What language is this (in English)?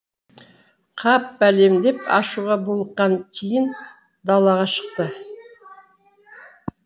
Kazakh